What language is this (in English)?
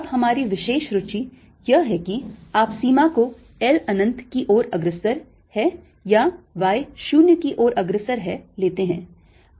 Hindi